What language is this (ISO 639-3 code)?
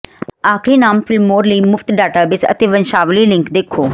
pan